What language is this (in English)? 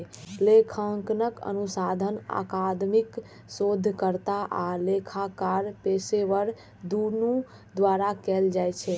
Maithili